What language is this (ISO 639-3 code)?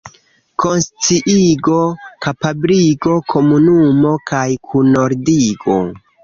epo